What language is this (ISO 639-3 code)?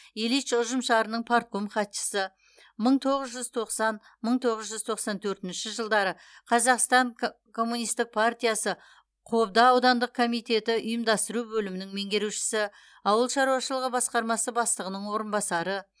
kaz